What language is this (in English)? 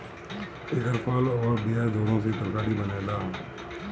Bhojpuri